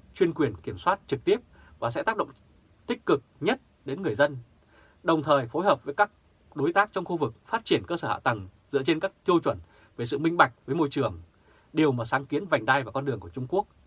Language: Vietnamese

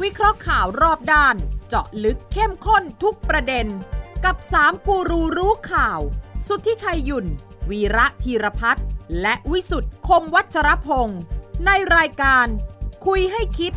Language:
Thai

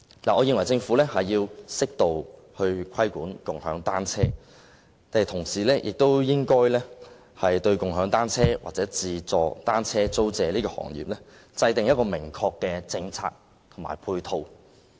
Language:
Cantonese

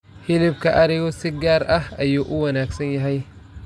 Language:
Somali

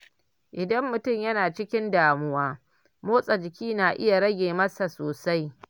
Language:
Hausa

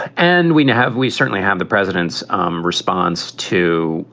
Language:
English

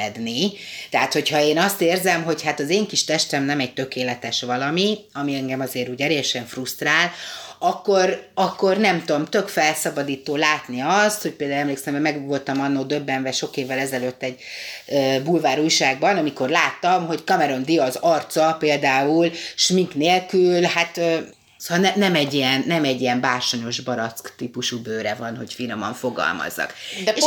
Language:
Hungarian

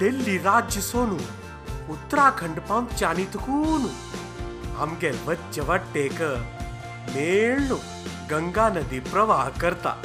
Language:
Marathi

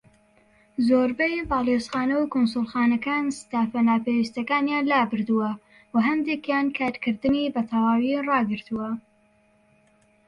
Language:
Central Kurdish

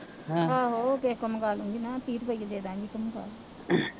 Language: Punjabi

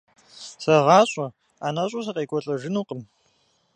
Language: Kabardian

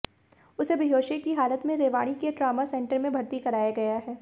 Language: Hindi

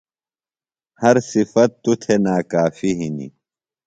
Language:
Phalura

